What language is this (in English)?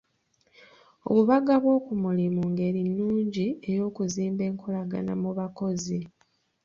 Ganda